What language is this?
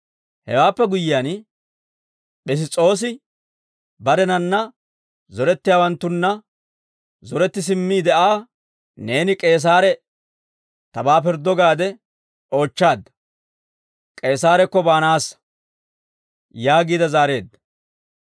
Dawro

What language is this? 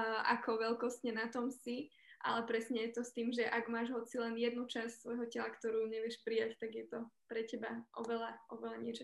Slovak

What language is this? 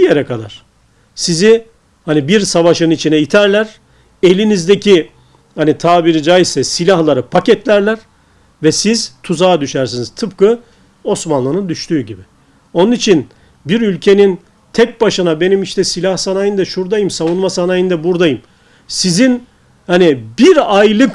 Turkish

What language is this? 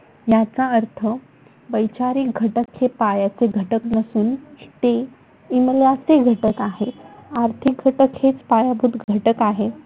Marathi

